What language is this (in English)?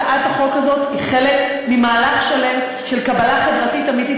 Hebrew